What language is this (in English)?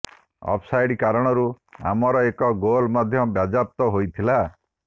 Odia